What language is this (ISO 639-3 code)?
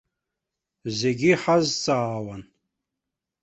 abk